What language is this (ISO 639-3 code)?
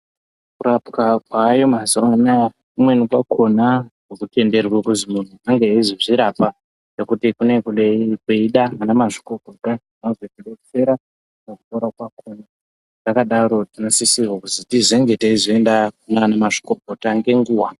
ndc